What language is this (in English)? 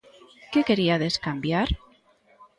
Galician